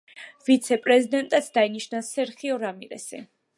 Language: Georgian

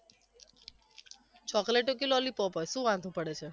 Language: Gujarati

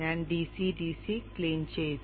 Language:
Malayalam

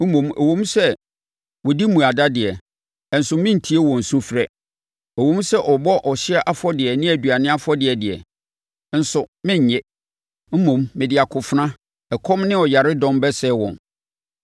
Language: Akan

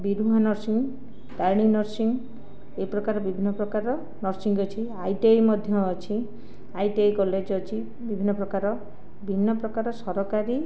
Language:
Odia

